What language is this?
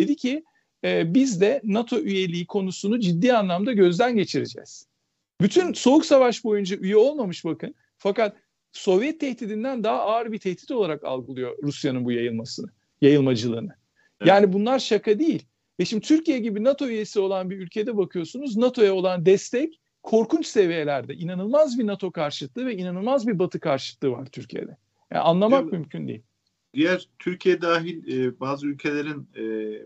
Turkish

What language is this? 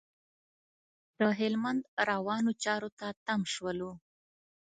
Pashto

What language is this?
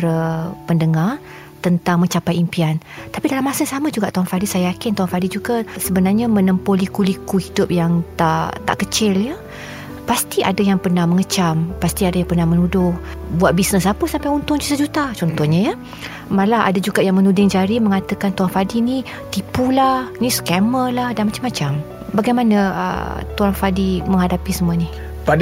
Malay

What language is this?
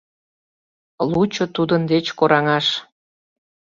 Mari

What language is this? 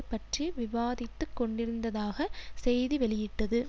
Tamil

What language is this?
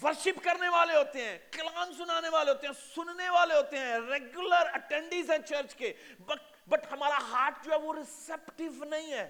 Urdu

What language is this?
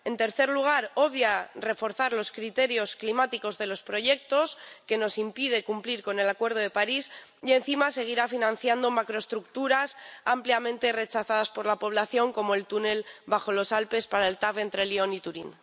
Spanish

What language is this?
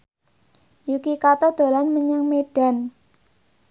Javanese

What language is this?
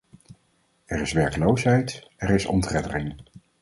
Dutch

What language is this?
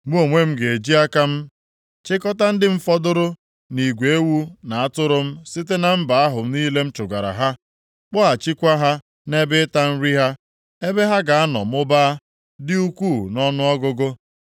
Igbo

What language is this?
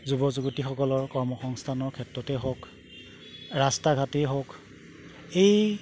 Assamese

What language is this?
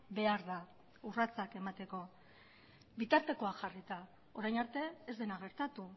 Basque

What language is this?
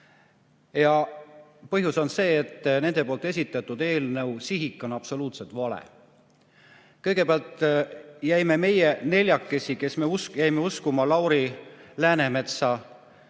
Estonian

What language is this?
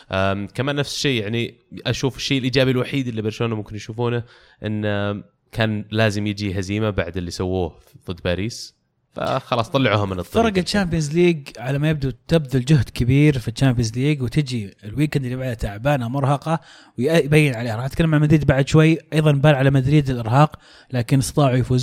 Arabic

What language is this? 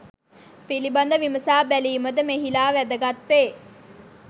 Sinhala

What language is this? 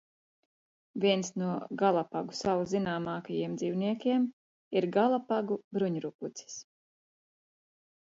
Latvian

